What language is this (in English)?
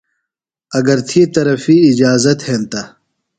Phalura